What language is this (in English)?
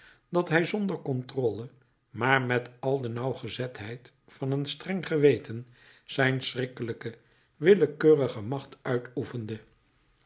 Dutch